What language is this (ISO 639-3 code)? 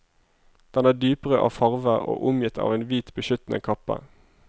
nor